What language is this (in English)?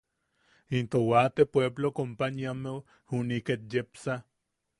Yaqui